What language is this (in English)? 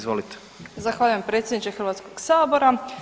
Croatian